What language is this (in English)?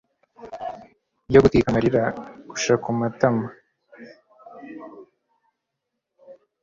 Kinyarwanda